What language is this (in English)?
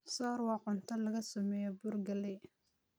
Somali